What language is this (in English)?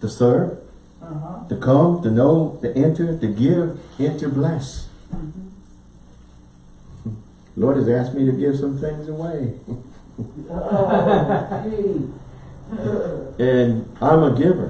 English